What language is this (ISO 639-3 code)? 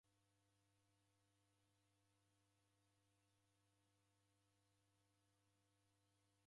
dav